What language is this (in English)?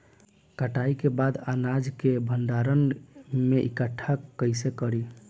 Bhojpuri